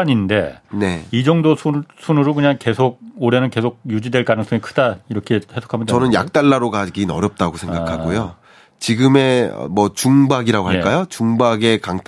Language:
Korean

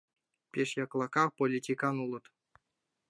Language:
Mari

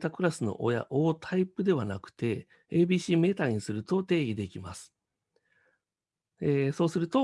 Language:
Japanese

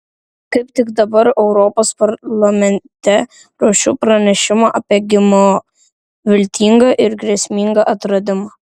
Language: Lithuanian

